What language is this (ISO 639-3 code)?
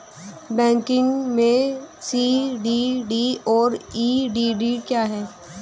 hin